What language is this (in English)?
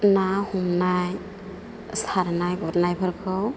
Bodo